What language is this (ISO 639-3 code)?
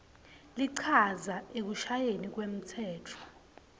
ssw